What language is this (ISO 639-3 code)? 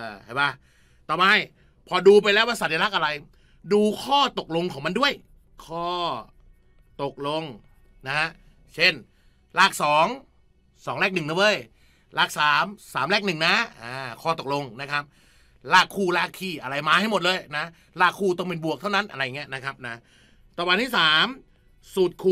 tha